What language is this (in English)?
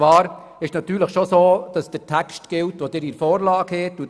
Swiss German